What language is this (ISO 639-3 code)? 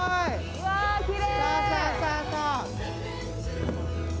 jpn